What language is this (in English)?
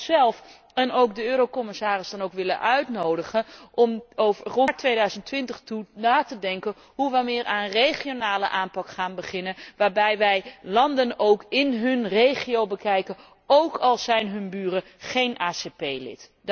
Dutch